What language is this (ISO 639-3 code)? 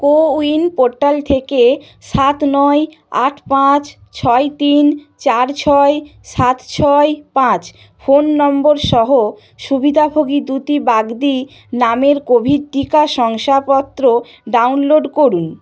ben